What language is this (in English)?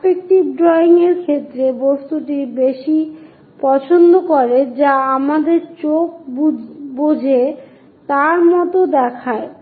Bangla